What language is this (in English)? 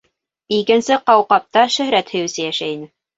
Bashkir